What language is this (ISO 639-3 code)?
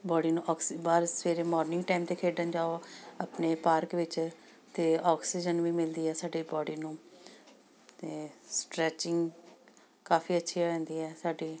pan